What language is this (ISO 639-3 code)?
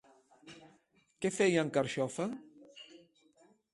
cat